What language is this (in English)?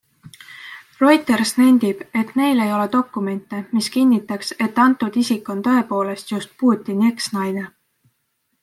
Estonian